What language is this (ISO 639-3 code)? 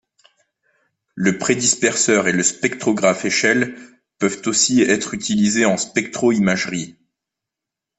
fra